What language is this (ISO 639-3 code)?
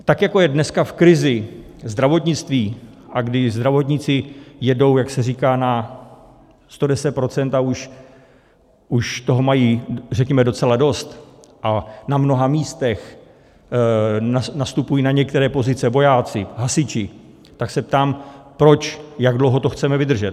ces